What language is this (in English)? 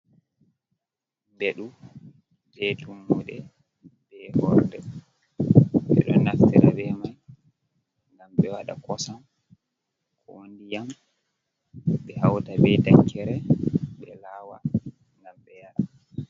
Fula